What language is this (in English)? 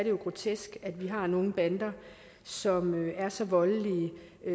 Danish